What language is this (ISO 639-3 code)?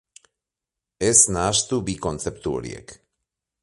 eus